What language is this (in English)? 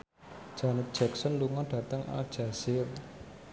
Javanese